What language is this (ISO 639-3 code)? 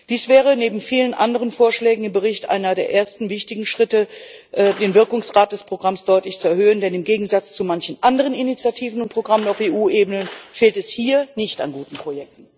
deu